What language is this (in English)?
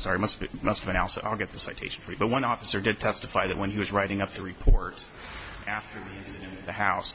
English